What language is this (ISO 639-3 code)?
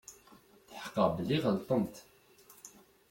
kab